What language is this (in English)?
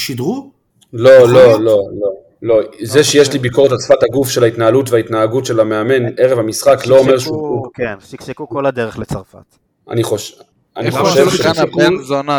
Hebrew